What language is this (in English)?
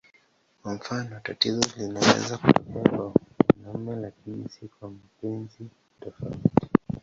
Swahili